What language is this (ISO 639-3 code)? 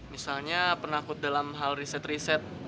ind